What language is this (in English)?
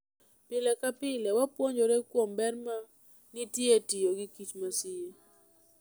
Luo (Kenya and Tanzania)